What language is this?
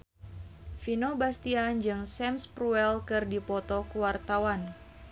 Sundanese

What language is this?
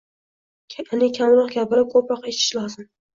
Uzbek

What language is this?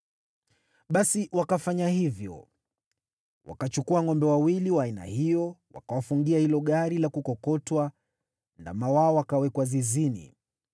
Swahili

